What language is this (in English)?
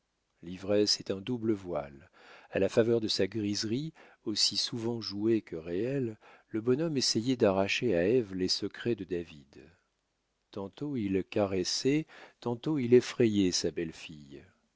French